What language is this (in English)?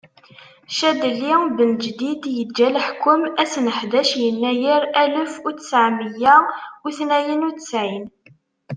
Kabyle